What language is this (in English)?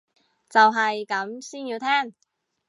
Cantonese